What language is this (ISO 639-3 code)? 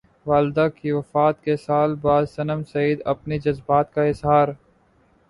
urd